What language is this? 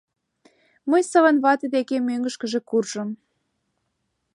Mari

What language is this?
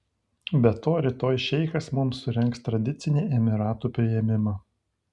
Lithuanian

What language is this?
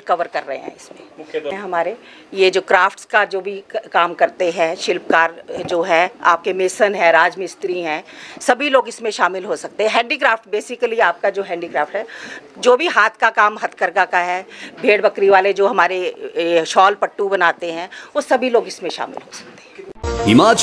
Hindi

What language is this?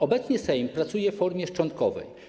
Polish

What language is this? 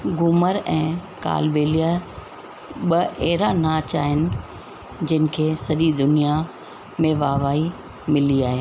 Sindhi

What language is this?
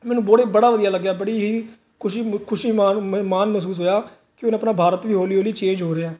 Punjabi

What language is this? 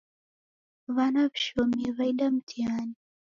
Taita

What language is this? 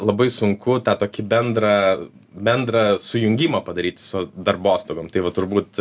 Lithuanian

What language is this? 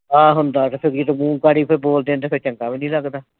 Punjabi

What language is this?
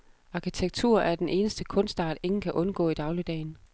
Danish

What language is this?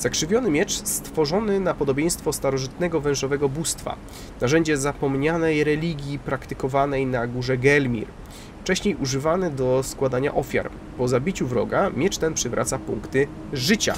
Polish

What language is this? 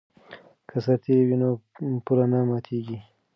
Pashto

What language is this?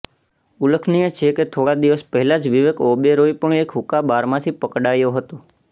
Gujarati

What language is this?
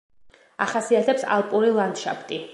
Georgian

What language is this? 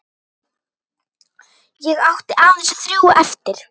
Icelandic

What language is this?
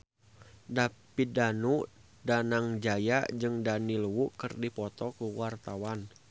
Sundanese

